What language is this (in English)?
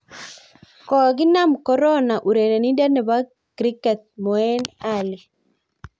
Kalenjin